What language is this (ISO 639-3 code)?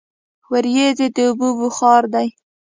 pus